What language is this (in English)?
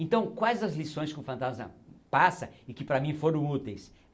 Portuguese